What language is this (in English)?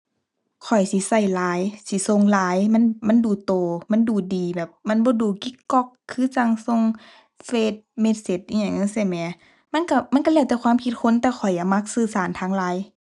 Thai